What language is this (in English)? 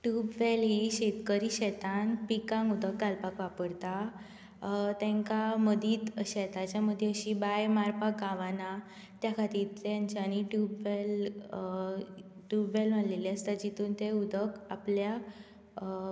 Konkani